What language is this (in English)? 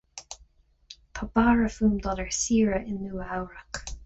Irish